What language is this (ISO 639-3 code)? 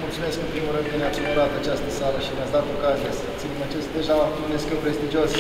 ron